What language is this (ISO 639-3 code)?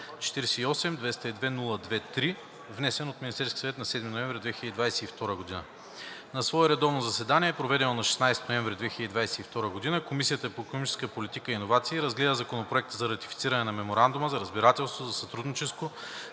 bul